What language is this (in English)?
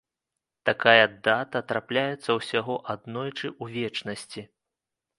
Belarusian